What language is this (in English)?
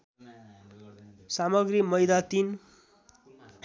Nepali